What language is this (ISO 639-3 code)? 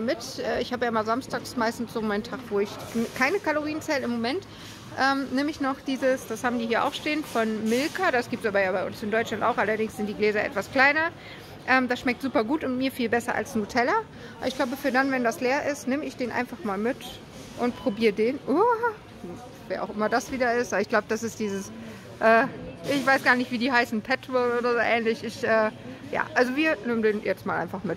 deu